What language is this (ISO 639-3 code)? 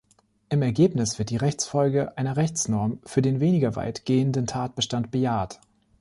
deu